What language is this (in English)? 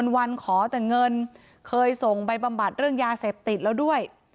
Thai